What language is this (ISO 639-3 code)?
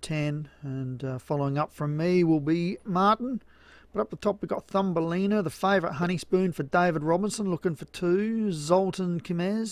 eng